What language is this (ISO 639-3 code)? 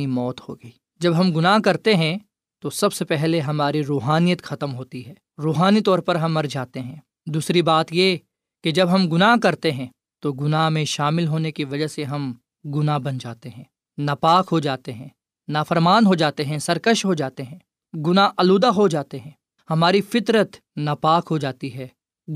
urd